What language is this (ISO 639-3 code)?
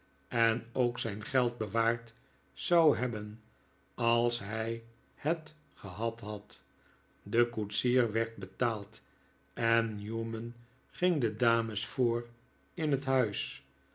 nld